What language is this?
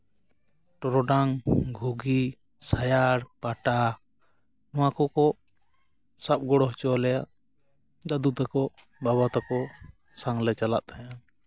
Santali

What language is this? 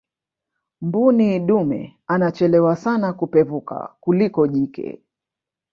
Swahili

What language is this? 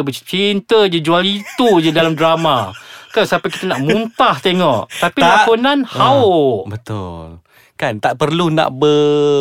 Malay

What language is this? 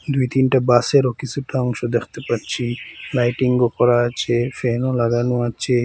Bangla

